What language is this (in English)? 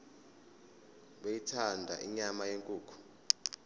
Zulu